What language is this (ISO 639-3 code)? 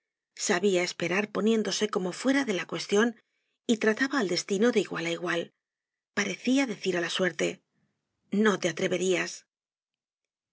spa